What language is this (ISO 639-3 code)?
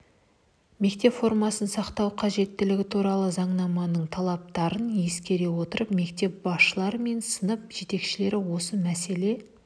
kaz